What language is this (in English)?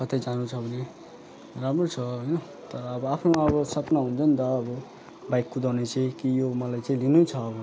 Nepali